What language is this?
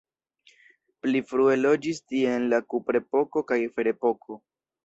Esperanto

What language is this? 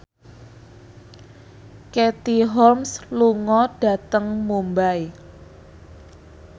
Javanese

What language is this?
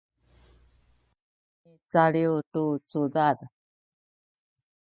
Sakizaya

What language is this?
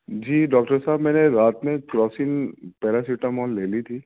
Urdu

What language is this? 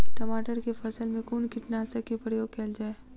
Maithili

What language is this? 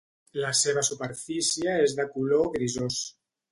Catalan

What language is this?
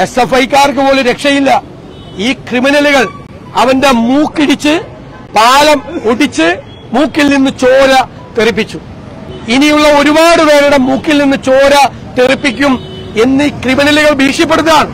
Malayalam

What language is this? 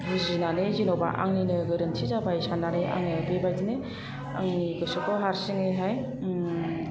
Bodo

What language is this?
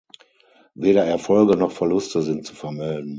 German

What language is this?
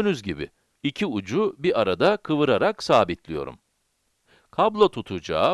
Turkish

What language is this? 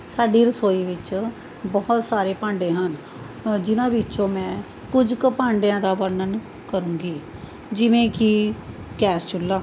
Punjabi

